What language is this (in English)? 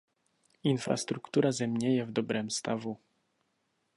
Czech